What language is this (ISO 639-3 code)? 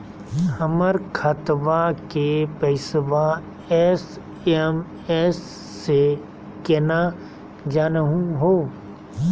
mag